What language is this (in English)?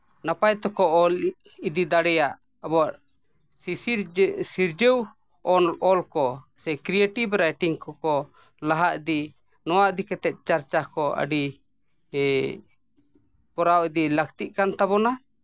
Santali